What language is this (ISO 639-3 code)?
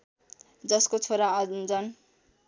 nep